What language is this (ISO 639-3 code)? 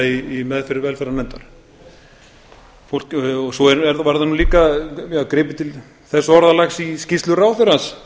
isl